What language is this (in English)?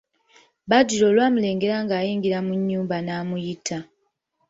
Ganda